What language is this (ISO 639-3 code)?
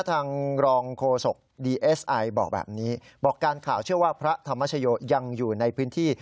tha